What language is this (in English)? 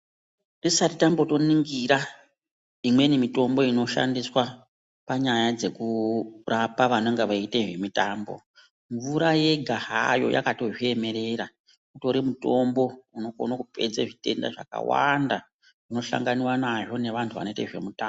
Ndau